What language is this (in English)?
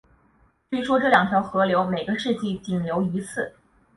Chinese